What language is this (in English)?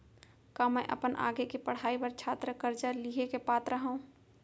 Chhattisgarhi